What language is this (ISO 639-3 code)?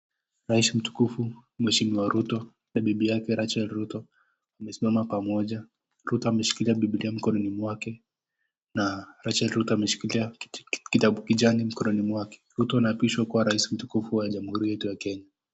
swa